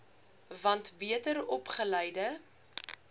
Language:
Afrikaans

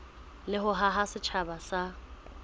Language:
Southern Sotho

